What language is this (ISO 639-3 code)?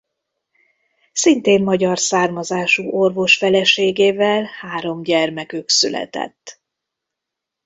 hun